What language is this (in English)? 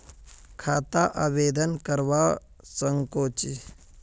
Magahi